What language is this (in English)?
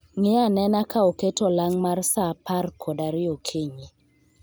Luo (Kenya and Tanzania)